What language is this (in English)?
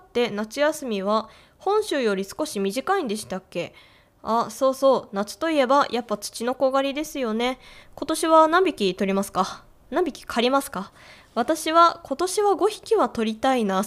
Japanese